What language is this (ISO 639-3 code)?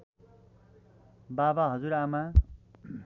nep